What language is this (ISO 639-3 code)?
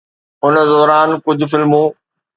snd